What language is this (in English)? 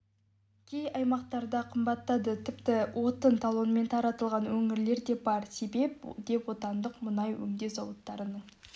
Kazakh